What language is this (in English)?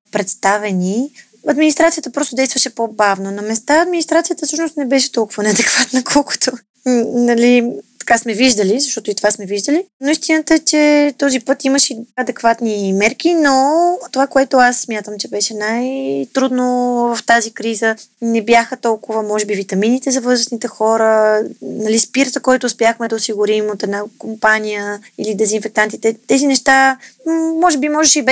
Bulgarian